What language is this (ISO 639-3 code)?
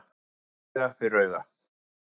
isl